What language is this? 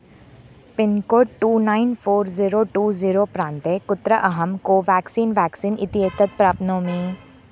Sanskrit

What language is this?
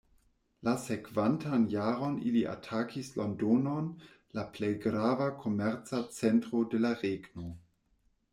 Esperanto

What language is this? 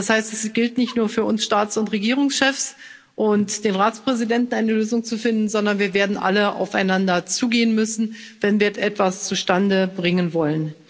German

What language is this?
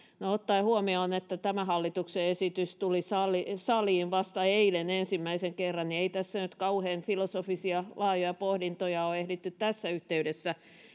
Finnish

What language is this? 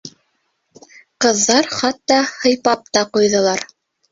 Bashkir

